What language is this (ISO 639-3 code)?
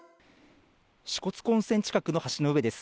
jpn